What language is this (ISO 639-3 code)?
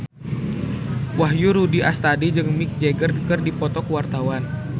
sun